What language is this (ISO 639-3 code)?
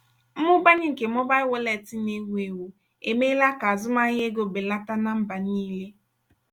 ibo